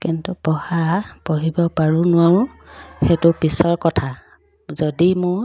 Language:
Assamese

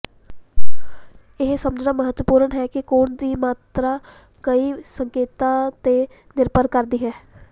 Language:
Punjabi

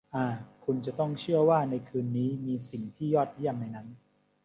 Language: Thai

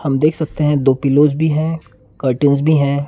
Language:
Hindi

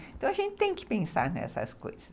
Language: Portuguese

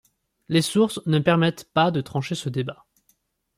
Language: French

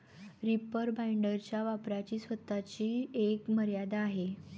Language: Marathi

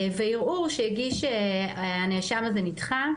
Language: Hebrew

